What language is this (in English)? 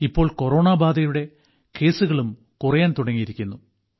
Malayalam